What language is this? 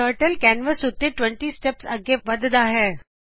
Punjabi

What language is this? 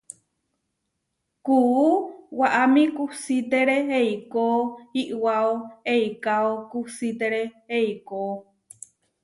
Huarijio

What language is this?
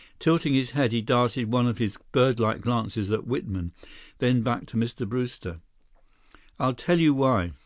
English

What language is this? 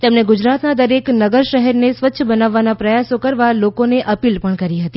Gujarati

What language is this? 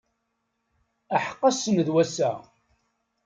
Kabyle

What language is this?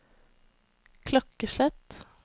Norwegian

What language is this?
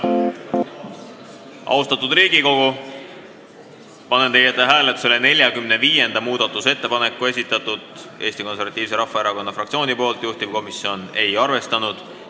Estonian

